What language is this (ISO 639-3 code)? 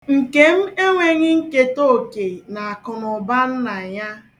ibo